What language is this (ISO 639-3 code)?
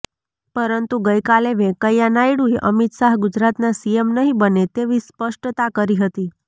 guj